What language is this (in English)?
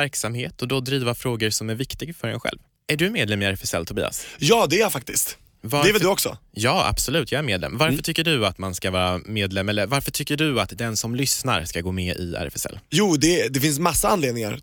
Swedish